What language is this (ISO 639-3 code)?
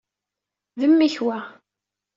kab